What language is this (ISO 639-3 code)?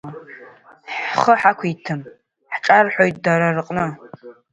abk